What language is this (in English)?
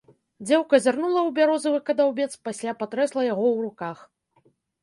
Belarusian